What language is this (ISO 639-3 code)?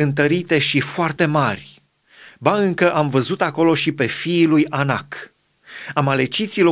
ron